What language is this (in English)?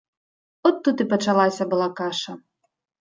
Belarusian